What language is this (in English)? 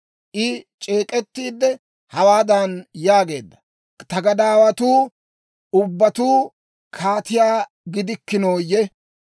Dawro